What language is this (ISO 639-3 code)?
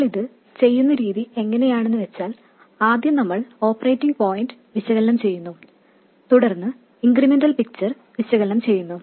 mal